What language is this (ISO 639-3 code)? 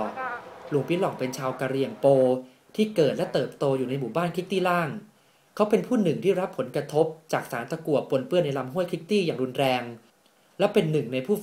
tha